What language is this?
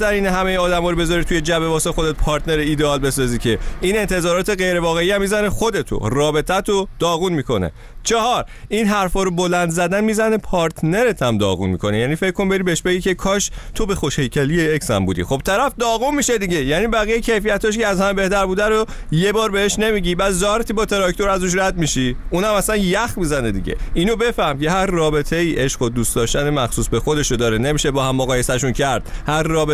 Persian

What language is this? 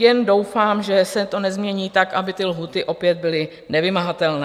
Czech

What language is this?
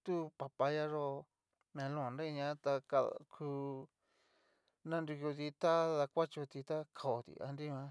Cacaloxtepec Mixtec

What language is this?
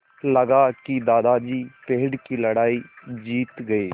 Hindi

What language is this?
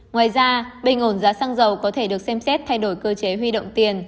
Vietnamese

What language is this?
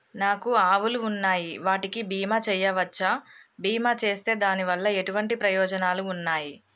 Telugu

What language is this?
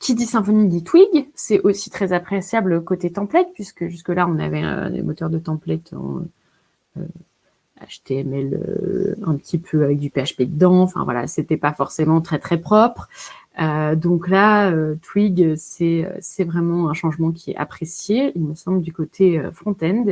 French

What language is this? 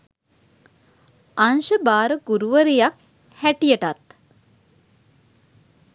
Sinhala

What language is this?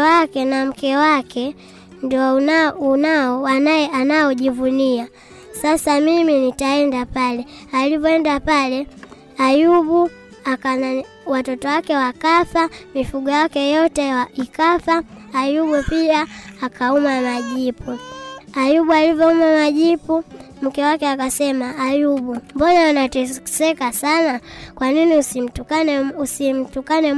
Swahili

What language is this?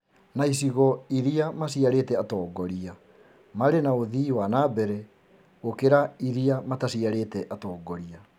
Kikuyu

